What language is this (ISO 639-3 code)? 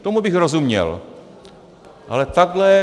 ces